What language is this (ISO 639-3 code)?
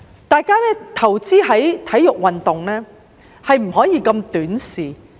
yue